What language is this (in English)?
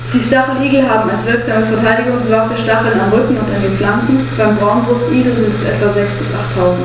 German